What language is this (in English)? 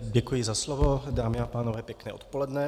Czech